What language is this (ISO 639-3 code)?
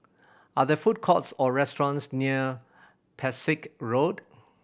eng